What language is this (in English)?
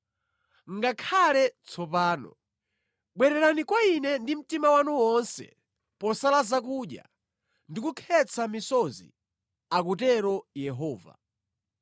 Nyanja